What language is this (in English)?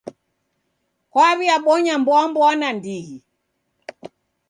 Taita